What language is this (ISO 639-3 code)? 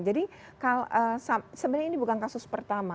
ind